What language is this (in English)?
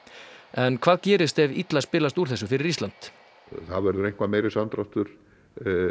Icelandic